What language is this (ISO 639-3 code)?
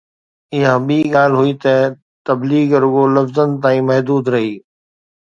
snd